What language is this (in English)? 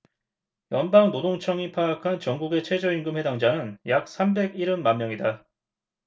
Korean